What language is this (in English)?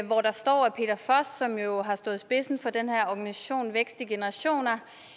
Danish